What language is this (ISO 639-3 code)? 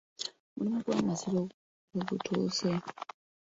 lug